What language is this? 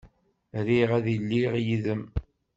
Kabyle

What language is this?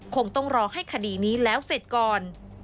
Thai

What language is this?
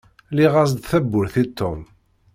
Kabyle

